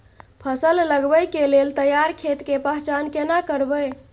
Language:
Maithili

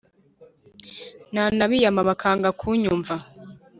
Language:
Kinyarwanda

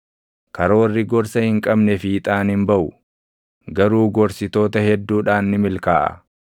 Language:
Oromo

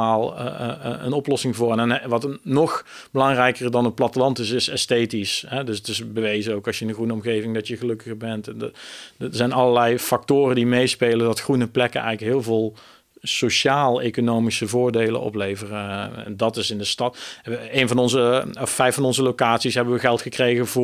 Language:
Dutch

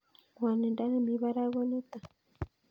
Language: Kalenjin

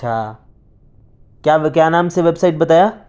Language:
Urdu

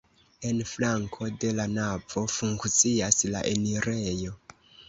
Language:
Esperanto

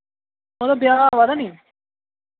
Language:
Dogri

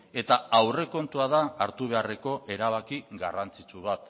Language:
Basque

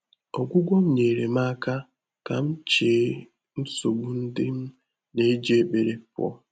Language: Igbo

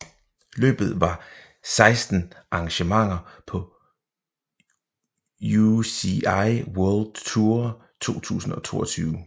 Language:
Danish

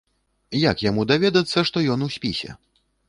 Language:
Belarusian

